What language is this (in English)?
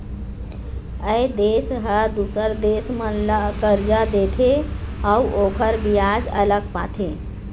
Chhattisgarhi